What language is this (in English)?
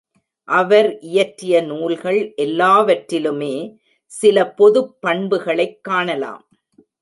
Tamil